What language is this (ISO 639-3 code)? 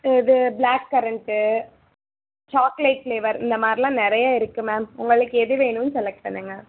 tam